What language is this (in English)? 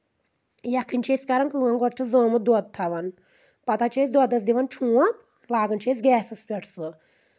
Kashmiri